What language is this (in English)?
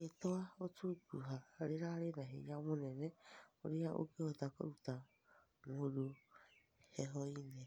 Kikuyu